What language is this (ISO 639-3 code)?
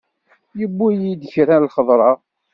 kab